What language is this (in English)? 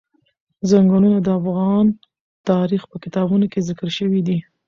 Pashto